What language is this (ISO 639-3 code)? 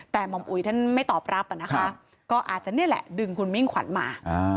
tha